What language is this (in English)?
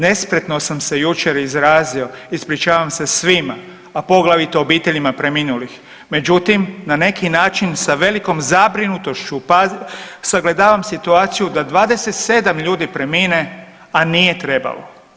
Croatian